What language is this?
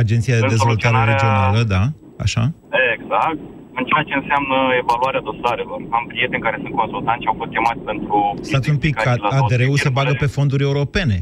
Romanian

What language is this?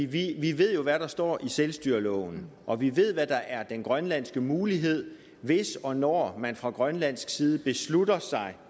Danish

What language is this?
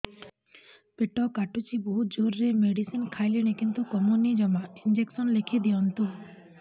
Odia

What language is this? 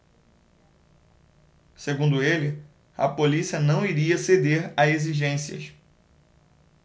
Portuguese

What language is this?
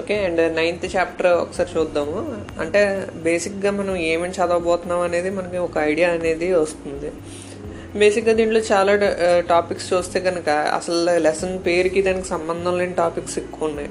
Telugu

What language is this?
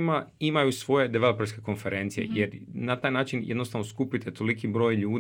Croatian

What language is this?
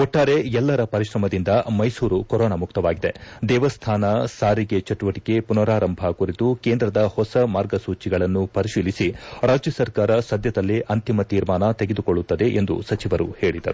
Kannada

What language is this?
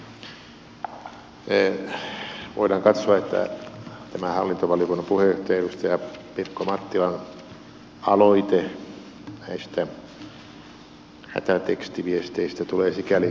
Finnish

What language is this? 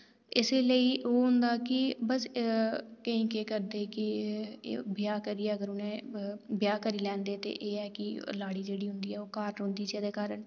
Dogri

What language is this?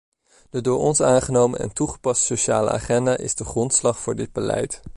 Dutch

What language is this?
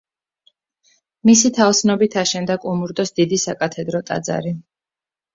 Georgian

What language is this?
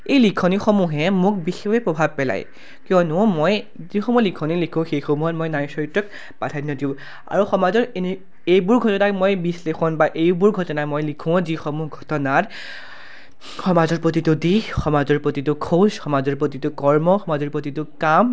Assamese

